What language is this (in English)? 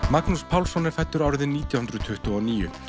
Icelandic